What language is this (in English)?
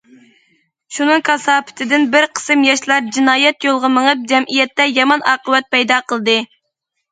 Uyghur